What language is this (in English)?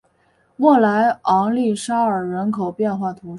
Chinese